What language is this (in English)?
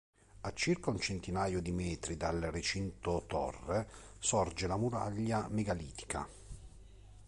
Italian